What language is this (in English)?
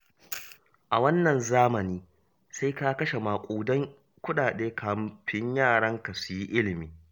Hausa